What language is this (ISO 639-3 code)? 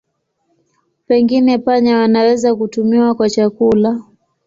swa